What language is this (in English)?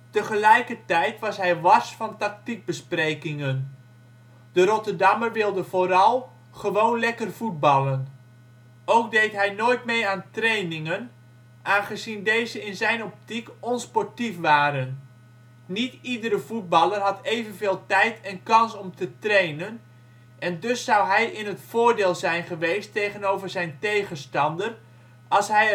Dutch